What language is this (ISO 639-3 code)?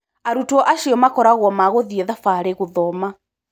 kik